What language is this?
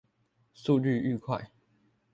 Chinese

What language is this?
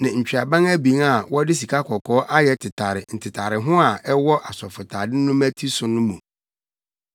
Akan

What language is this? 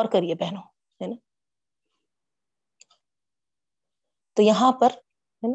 Urdu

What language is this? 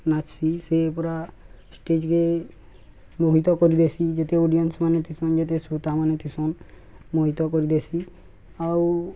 Odia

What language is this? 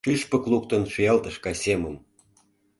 Mari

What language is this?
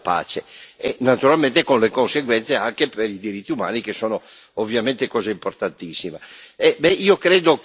Italian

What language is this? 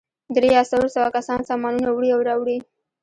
Pashto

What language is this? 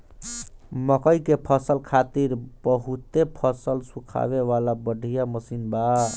Bhojpuri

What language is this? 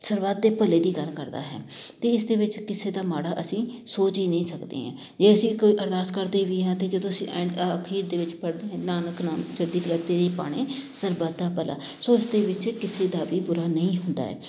Punjabi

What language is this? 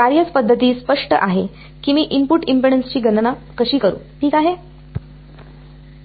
Marathi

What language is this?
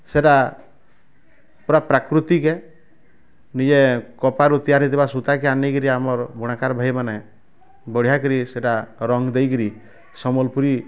Odia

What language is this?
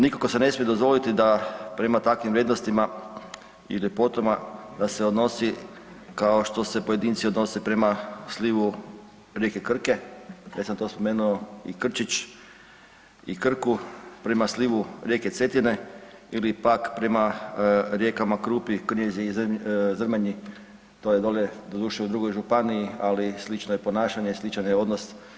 Croatian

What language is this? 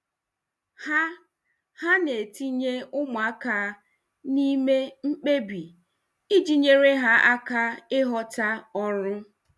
Igbo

